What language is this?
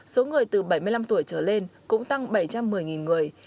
Vietnamese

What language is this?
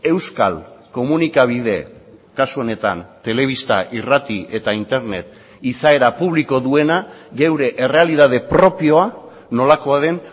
Basque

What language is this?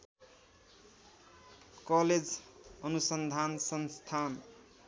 Nepali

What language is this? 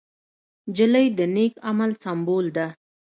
Pashto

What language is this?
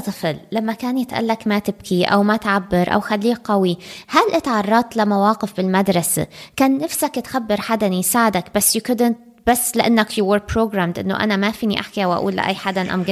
Arabic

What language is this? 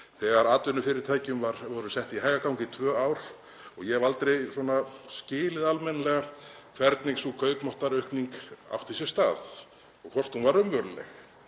Icelandic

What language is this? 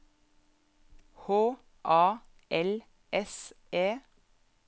Norwegian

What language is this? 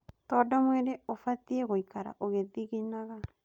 Kikuyu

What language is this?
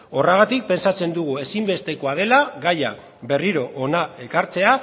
Basque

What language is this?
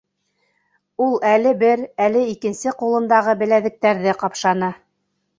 Bashkir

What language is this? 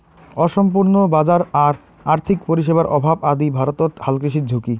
Bangla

